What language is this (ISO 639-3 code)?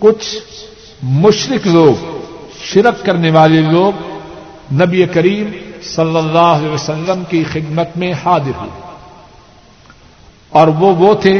urd